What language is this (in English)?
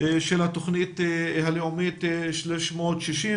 Hebrew